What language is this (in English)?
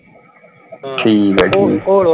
Punjabi